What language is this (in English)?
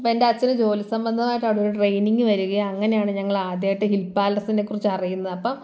Malayalam